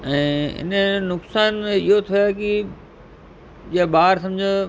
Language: Sindhi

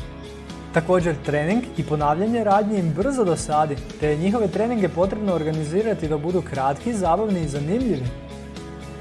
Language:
Croatian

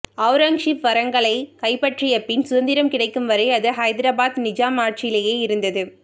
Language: Tamil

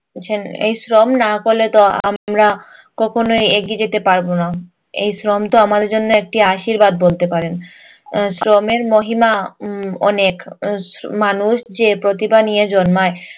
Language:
Bangla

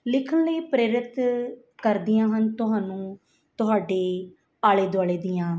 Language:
Punjabi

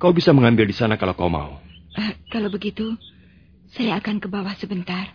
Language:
Indonesian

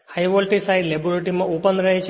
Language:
Gujarati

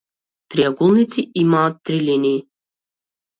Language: Macedonian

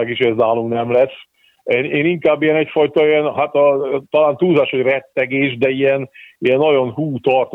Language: Hungarian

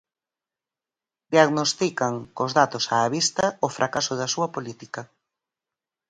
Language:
Galician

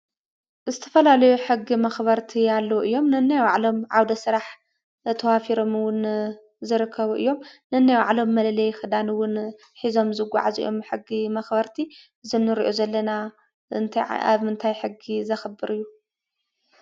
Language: Tigrinya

